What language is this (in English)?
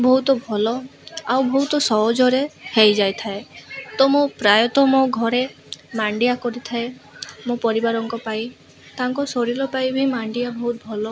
Odia